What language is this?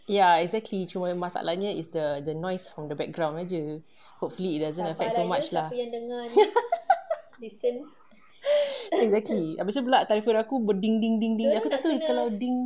English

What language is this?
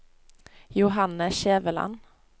Norwegian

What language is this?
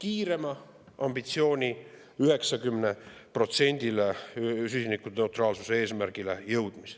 Estonian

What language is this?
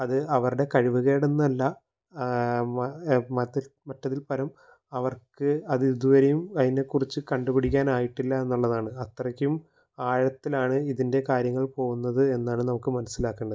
Malayalam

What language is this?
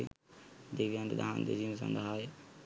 Sinhala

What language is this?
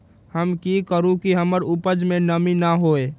Magahi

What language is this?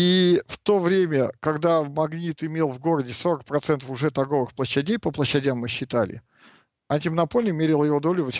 Russian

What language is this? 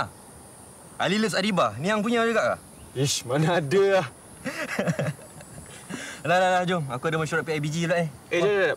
Malay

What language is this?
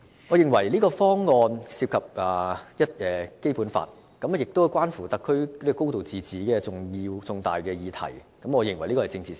Cantonese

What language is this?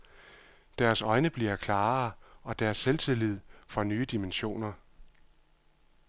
Danish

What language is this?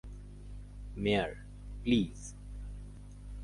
Bangla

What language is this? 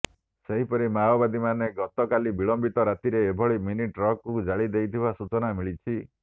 Odia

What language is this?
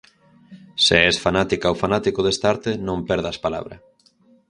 Galician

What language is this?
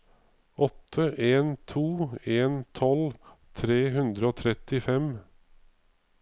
Norwegian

